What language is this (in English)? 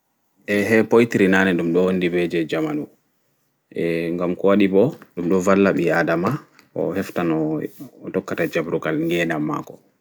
Fula